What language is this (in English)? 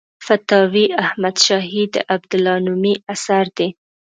Pashto